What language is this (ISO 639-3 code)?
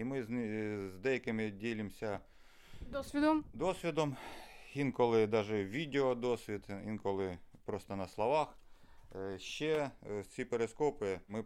ukr